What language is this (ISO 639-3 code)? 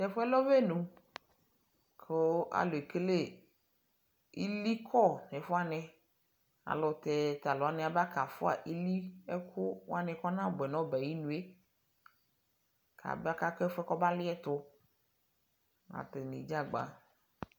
kpo